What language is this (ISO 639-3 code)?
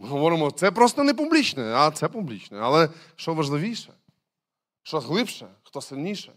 ukr